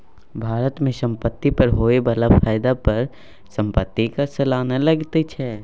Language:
Maithili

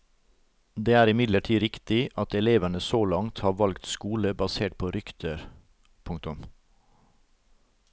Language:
Norwegian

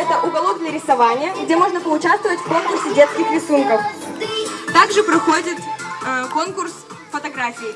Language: Russian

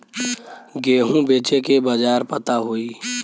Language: Bhojpuri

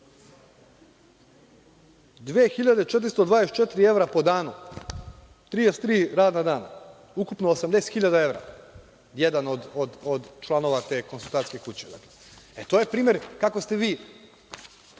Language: Serbian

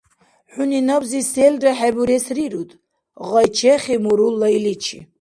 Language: Dargwa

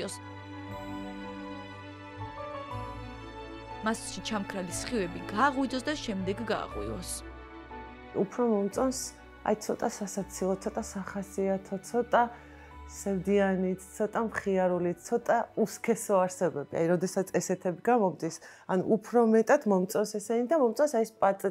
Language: Romanian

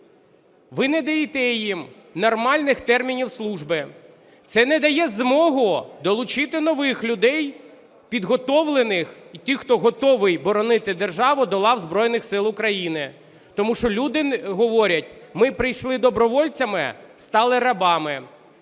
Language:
Ukrainian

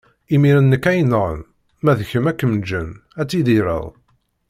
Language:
Kabyle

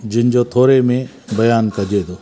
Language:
Sindhi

